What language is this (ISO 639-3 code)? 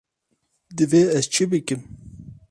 kur